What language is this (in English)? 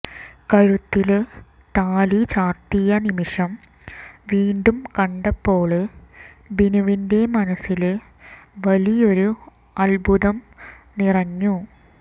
Malayalam